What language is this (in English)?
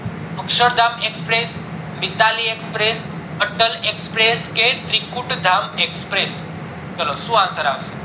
Gujarati